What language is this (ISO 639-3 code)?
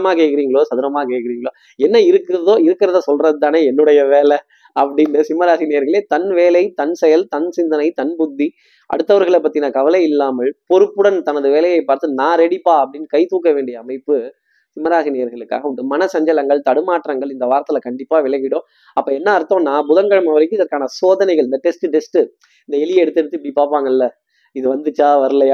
tam